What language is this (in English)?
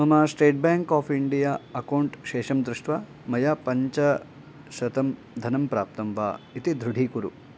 Sanskrit